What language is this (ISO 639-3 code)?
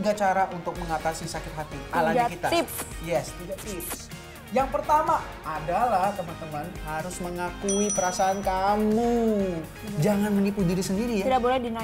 ind